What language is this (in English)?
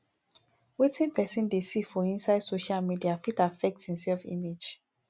Nigerian Pidgin